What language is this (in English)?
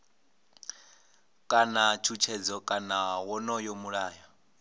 Venda